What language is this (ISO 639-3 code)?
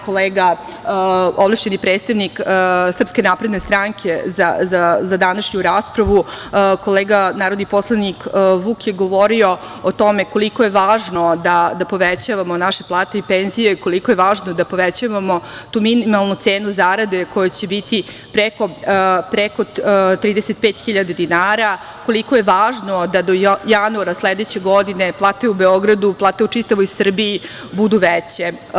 srp